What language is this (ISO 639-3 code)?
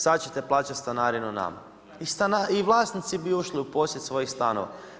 hrv